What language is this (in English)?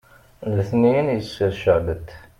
Kabyle